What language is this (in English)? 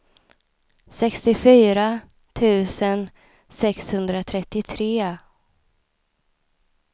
Swedish